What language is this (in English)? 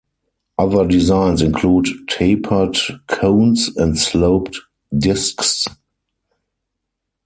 English